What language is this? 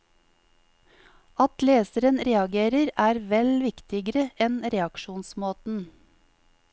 Norwegian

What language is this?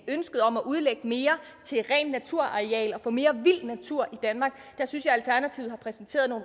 Danish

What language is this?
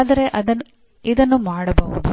Kannada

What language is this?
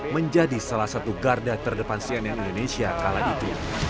Indonesian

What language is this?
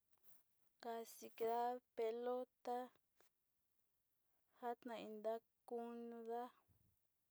Sinicahua Mixtec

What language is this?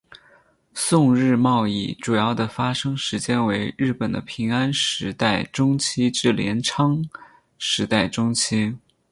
Chinese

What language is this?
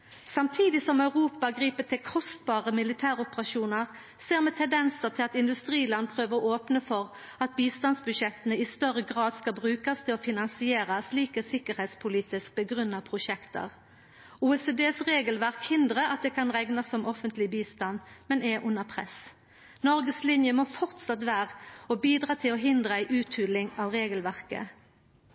Norwegian Nynorsk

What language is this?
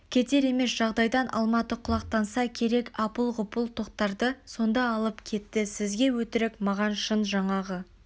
Kazakh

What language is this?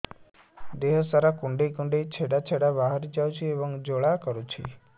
Odia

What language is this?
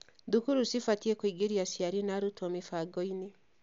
Kikuyu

